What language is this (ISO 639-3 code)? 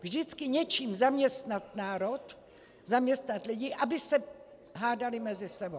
ces